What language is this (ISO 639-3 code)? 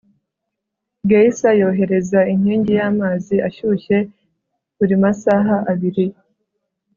kin